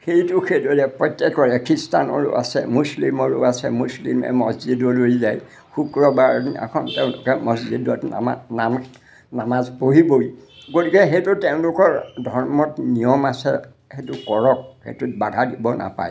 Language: Assamese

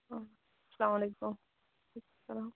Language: Kashmiri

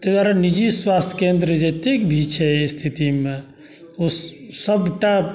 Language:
Maithili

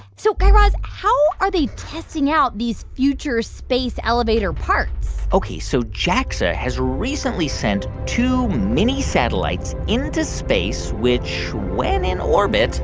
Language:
English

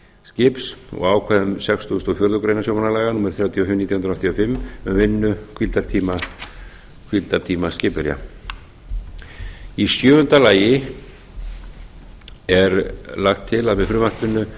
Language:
Icelandic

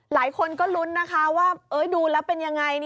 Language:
Thai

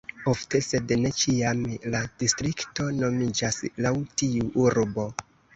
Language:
Esperanto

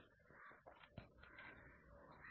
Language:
Malayalam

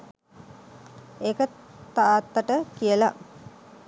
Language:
Sinhala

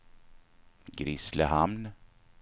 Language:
Swedish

